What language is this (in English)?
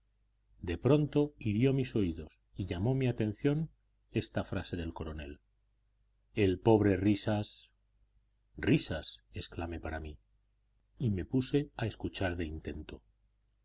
Spanish